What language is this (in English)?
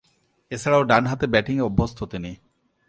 Bangla